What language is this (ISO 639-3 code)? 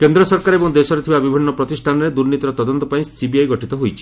ori